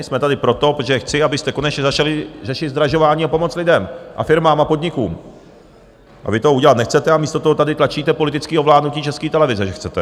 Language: Czech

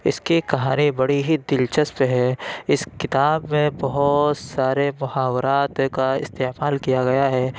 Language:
Urdu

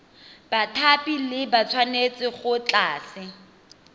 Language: Tswana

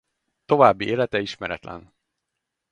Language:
Hungarian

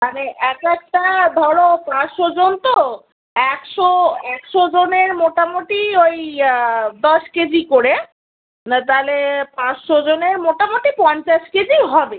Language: Bangla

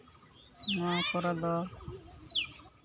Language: Santali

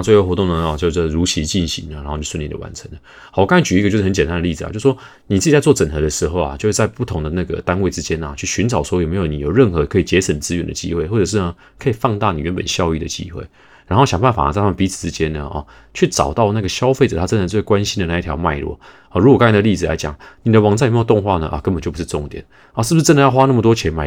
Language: Chinese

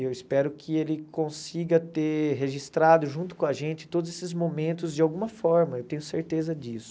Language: Portuguese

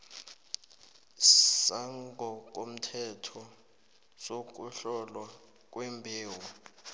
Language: South Ndebele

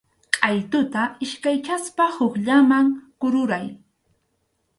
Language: Arequipa-La Unión Quechua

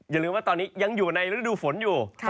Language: Thai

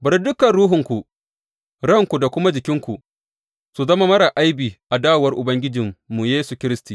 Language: Hausa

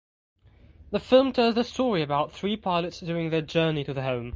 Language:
English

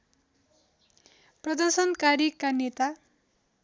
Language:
Nepali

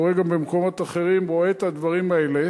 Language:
Hebrew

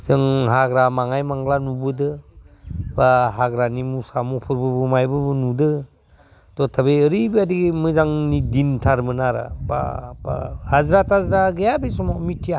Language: Bodo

